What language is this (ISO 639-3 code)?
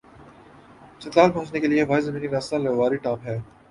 urd